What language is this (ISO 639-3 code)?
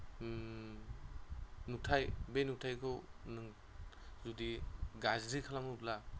brx